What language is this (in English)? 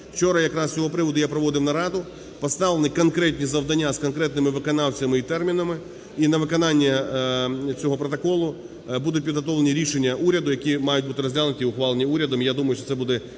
Ukrainian